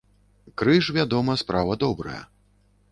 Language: Belarusian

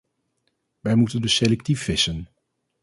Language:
Dutch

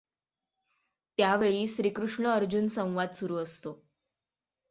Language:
Marathi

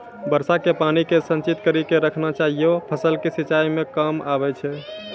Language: Maithili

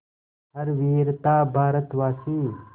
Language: Hindi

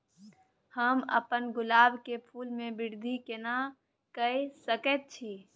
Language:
Maithili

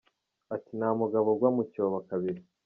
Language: Kinyarwanda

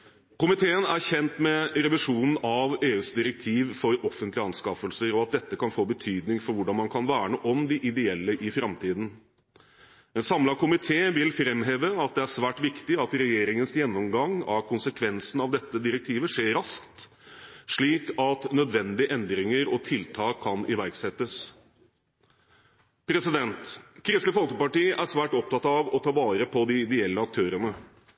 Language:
Norwegian Bokmål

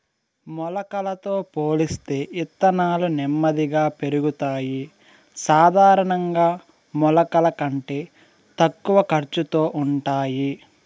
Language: Telugu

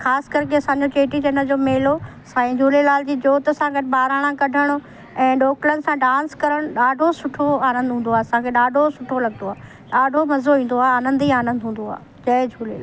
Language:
Sindhi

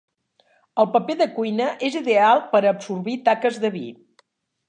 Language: Catalan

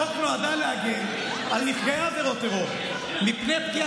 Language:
Hebrew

